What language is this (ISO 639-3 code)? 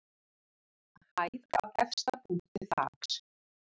isl